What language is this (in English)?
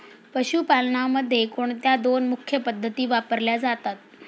Marathi